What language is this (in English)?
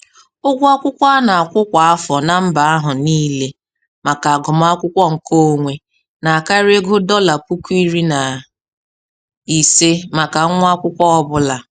Igbo